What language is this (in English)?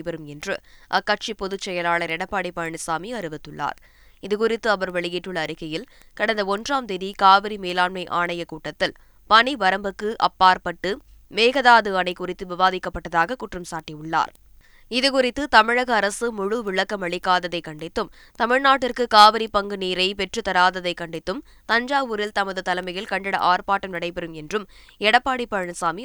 Tamil